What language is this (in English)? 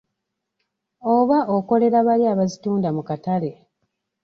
Ganda